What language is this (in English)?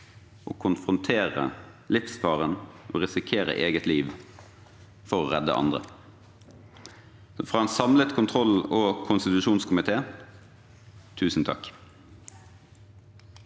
Norwegian